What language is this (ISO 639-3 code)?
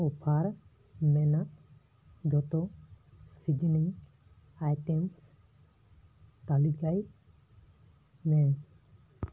sat